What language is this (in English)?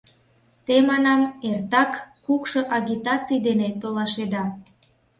Mari